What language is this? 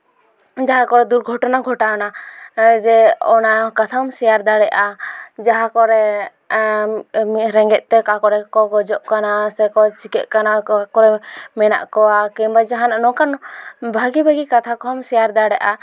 Santali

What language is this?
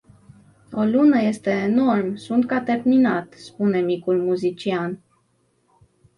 Romanian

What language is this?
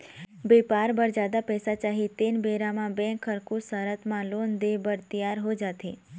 Chhattisgarhi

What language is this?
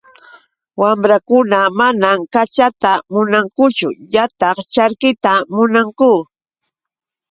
Yauyos Quechua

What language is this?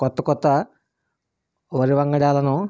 Telugu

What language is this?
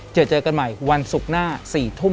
Thai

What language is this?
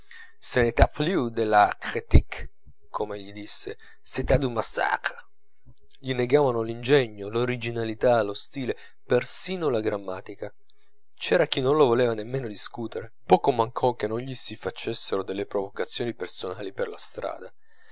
Italian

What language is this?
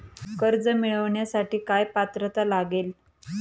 Marathi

